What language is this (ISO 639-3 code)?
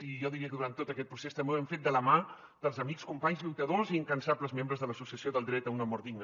cat